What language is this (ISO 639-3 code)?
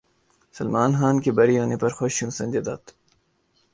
urd